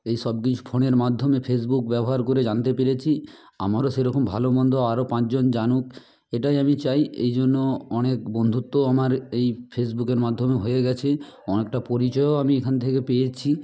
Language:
Bangla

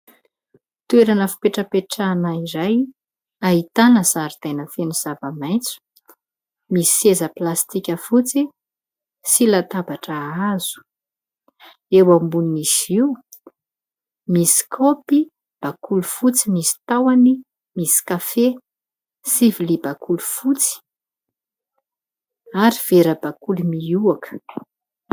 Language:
Malagasy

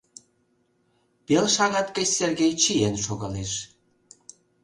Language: Mari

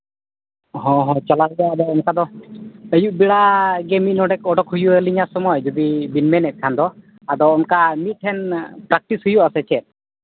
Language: Santali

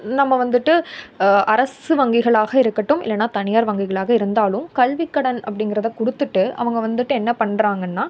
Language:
Tamil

